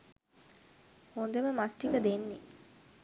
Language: Sinhala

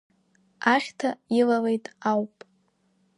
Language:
Abkhazian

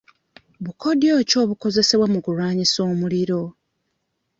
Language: Ganda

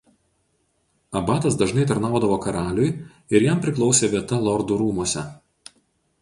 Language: Lithuanian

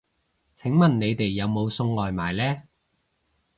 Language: Cantonese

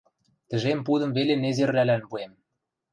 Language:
Western Mari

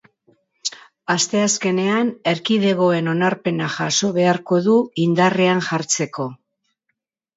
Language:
Basque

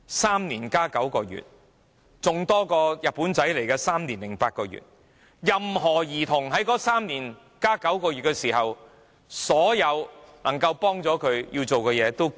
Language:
Cantonese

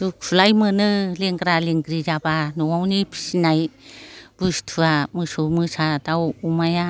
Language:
Bodo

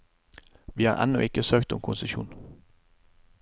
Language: Norwegian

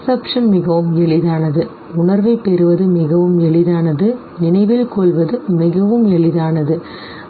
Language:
Tamil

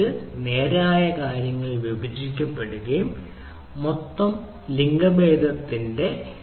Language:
Malayalam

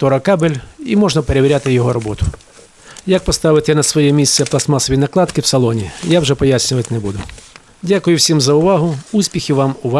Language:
Ukrainian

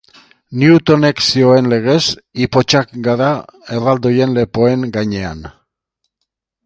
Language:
Basque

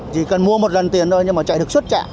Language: Vietnamese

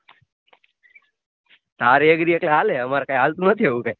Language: Gujarati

